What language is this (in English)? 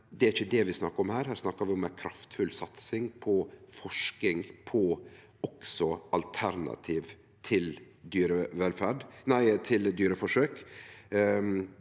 Norwegian